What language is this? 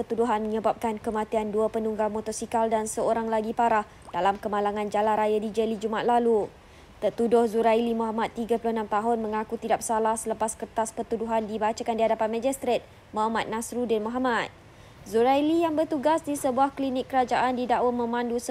Malay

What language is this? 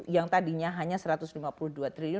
Indonesian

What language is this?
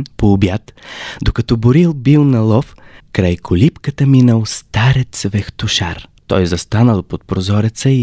Bulgarian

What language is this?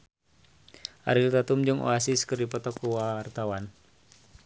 Sundanese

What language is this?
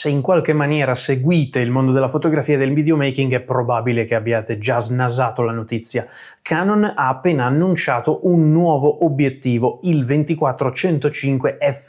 Italian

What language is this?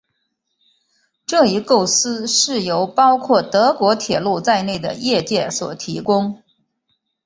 Chinese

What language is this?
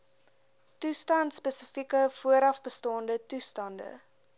Afrikaans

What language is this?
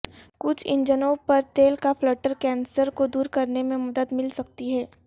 Urdu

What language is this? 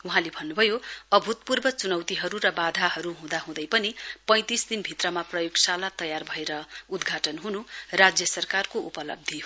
Nepali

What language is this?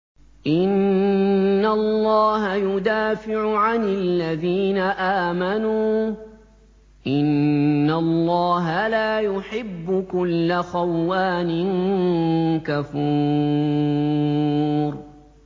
Arabic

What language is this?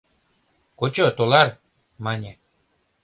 Mari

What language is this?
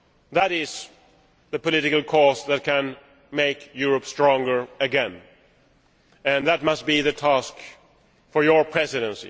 English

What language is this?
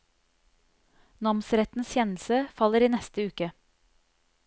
Norwegian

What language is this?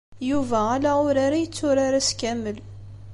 Kabyle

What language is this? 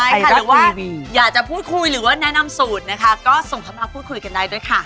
Thai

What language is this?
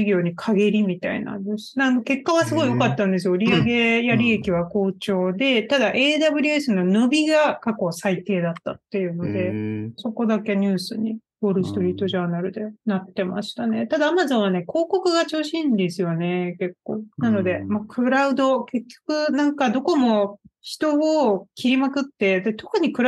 Japanese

